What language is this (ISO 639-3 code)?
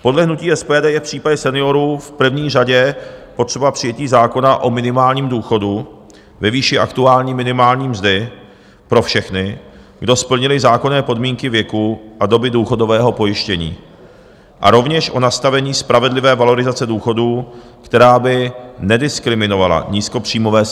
ces